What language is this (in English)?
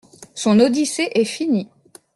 French